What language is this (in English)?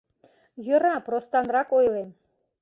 Mari